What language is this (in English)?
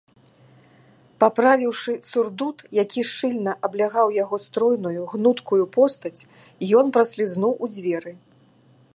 Belarusian